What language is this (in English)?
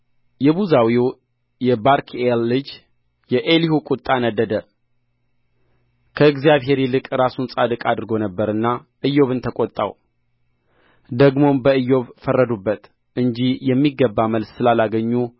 Amharic